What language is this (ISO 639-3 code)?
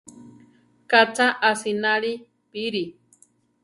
tar